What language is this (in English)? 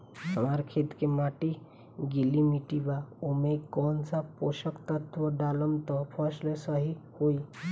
Bhojpuri